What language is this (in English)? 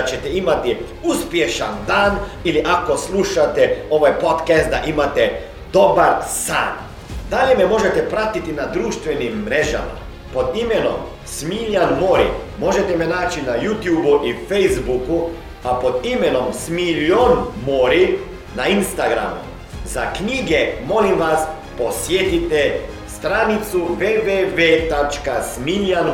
Croatian